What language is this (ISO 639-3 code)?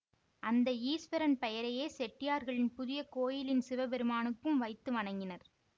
tam